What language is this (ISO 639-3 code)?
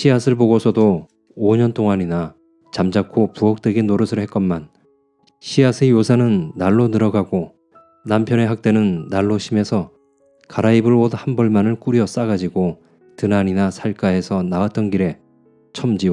kor